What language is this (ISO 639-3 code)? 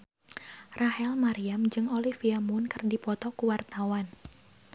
sun